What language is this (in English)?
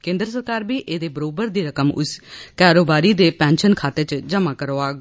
Dogri